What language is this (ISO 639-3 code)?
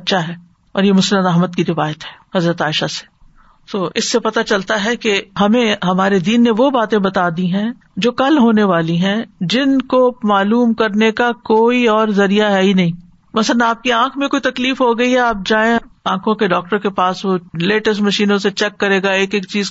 urd